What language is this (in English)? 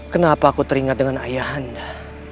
Indonesian